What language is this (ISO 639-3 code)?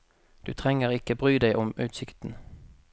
nor